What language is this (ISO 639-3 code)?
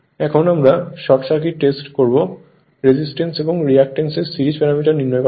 ben